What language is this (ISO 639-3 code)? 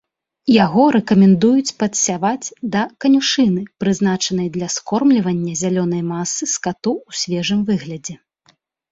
bel